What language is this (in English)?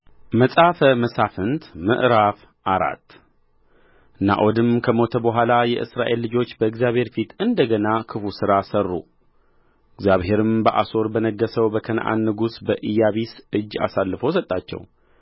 Amharic